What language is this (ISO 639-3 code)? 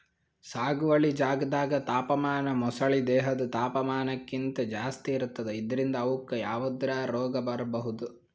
kan